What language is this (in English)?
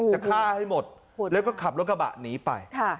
Thai